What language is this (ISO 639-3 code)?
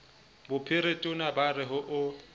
sot